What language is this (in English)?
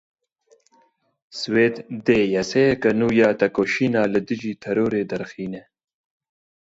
Kurdish